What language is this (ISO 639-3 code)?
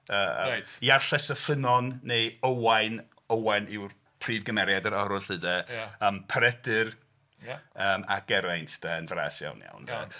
cym